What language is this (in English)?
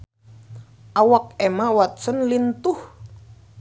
Sundanese